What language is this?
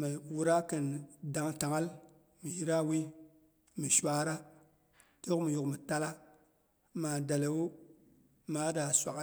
Boghom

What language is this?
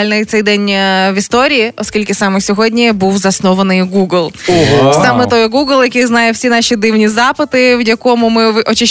Ukrainian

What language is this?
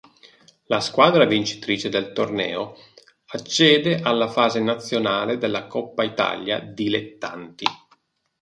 Italian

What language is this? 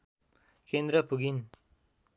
Nepali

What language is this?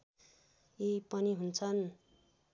Nepali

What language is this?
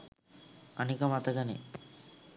Sinhala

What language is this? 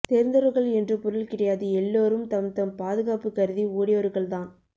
Tamil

